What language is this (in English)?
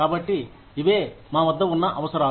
Telugu